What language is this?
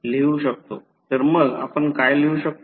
Marathi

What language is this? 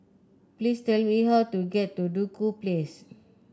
English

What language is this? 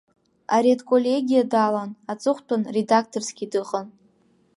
Abkhazian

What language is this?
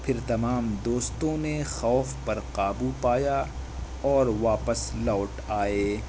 Urdu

